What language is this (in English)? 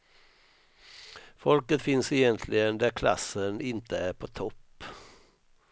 Swedish